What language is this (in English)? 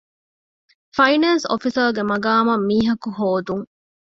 Divehi